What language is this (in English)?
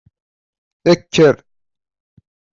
Kabyle